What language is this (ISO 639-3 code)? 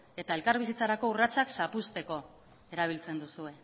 eus